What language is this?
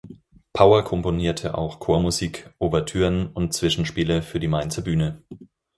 German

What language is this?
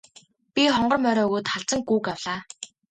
Mongolian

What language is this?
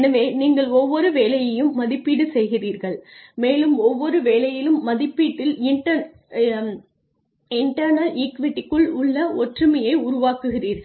Tamil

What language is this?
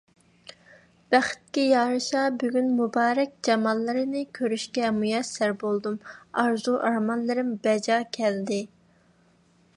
Uyghur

